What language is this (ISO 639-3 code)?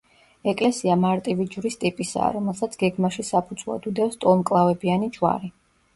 kat